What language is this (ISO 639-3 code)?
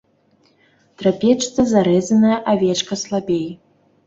bel